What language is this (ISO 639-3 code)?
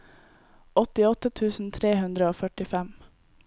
nor